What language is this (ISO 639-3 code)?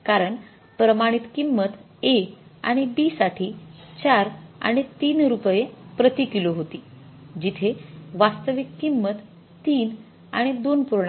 mar